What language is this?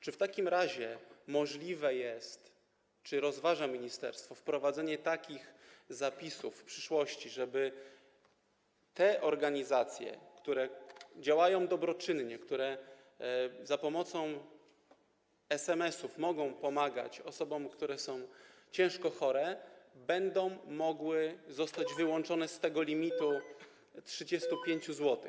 Polish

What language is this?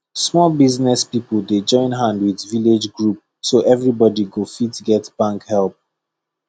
Nigerian Pidgin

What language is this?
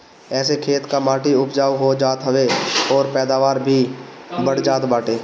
Bhojpuri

